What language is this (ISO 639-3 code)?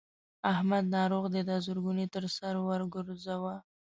pus